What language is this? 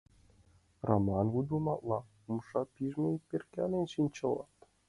Mari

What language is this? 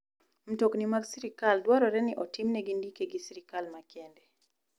Luo (Kenya and Tanzania)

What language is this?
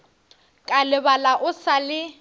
Northern Sotho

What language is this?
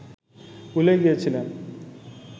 Bangla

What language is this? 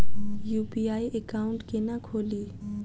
Maithili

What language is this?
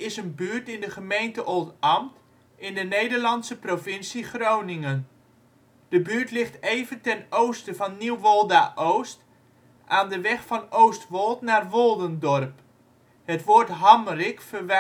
Dutch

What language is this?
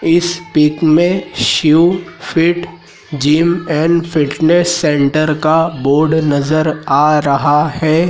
Hindi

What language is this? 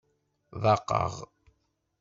Kabyle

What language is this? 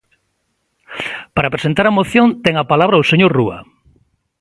Galician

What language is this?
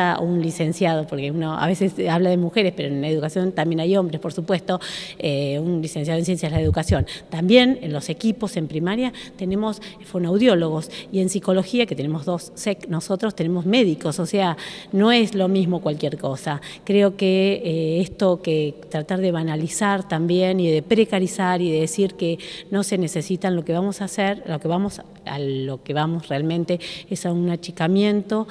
Spanish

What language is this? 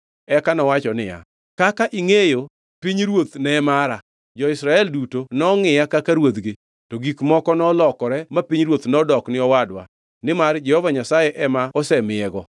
Luo (Kenya and Tanzania)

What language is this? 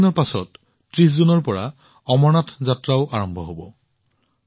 Assamese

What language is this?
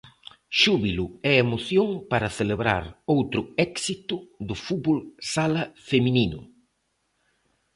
Galician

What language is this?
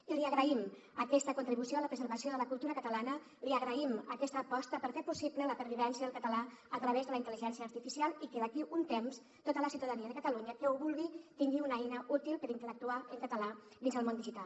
Catalan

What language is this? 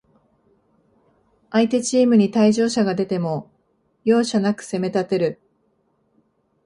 Japanese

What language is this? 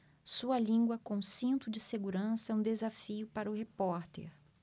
Portuguese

